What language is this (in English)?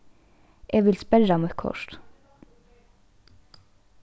Faroese